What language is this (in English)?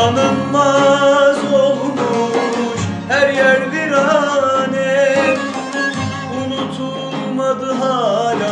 Turkish